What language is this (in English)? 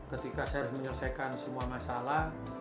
Indonesian